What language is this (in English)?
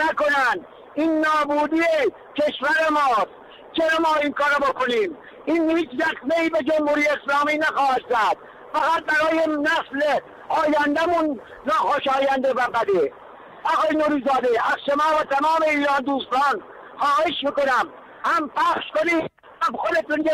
Persian